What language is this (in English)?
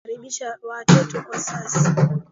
Swahili